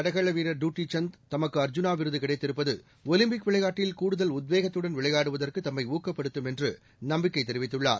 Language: Tamil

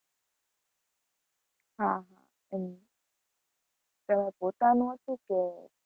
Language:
Gujarati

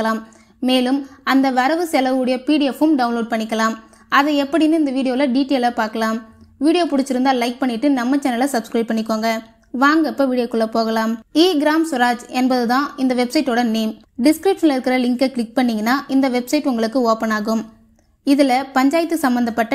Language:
Tamil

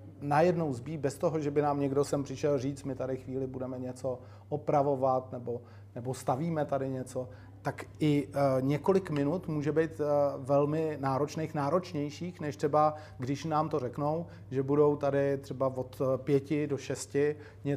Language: Czech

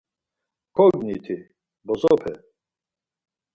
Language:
Laz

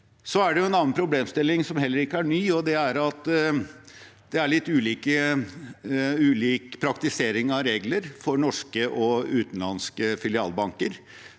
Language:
Norwegian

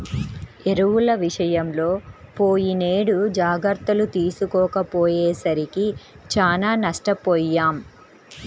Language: Telugu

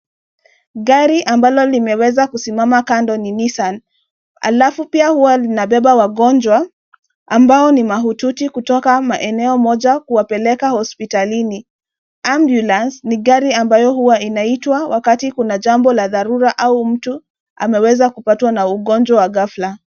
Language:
Swahili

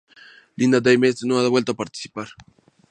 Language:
Spanish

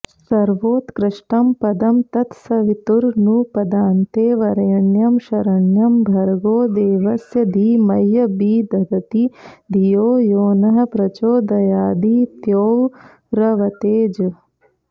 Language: Sanskrit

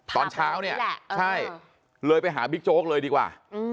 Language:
Thai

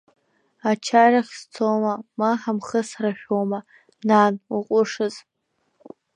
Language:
Abkhazian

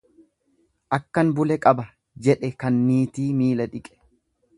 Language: Oromo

